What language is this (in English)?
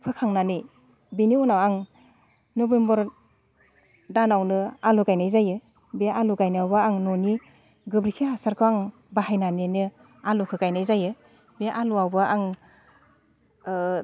Bodo